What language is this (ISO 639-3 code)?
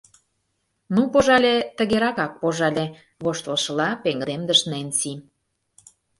chm